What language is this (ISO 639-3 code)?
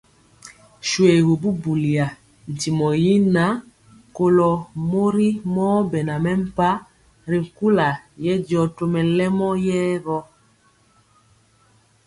mcx